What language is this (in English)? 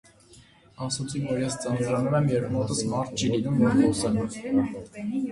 Armenian